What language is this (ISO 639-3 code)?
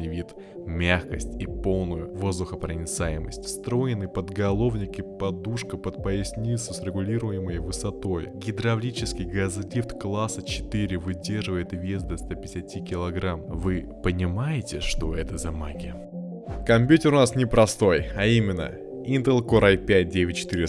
rus